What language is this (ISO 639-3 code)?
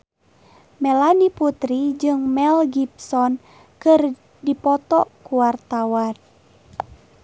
sun